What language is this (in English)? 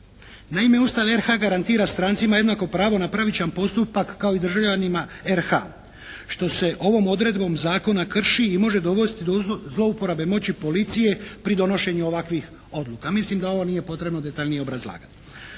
Croatian